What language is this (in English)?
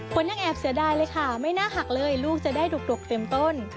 Thai